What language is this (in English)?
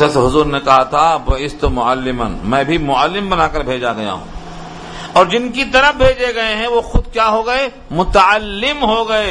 Urdu